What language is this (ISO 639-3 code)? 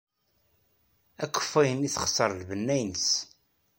kab